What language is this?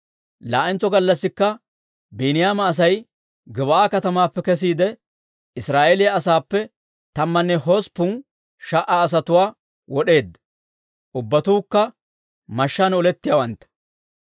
Dawro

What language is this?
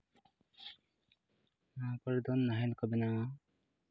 Santali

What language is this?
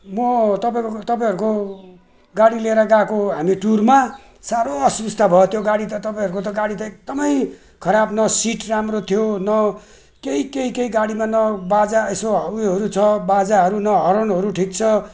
Nepali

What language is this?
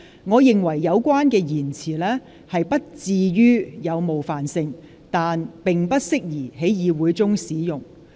Cantonese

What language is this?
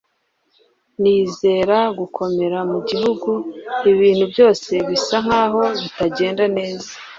Kinyarwanda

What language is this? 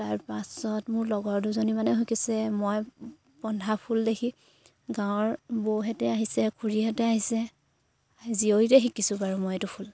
Assamese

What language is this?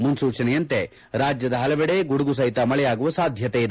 Kannada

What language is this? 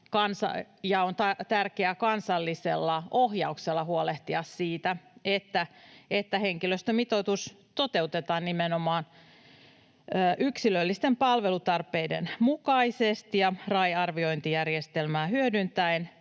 Finnish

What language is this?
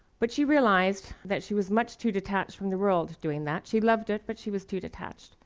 English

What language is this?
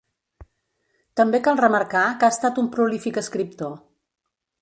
Catalan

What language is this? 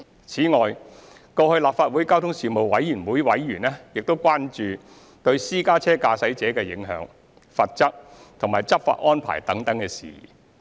Cantonese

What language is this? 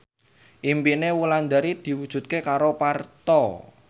Javanese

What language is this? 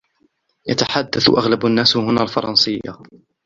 Arabic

